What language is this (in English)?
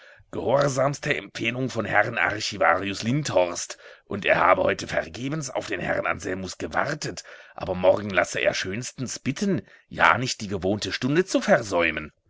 German